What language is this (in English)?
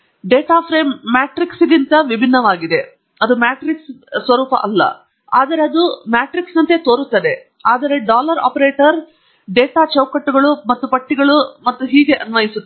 Kannada